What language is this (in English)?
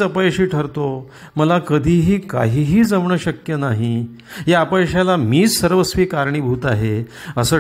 Hindi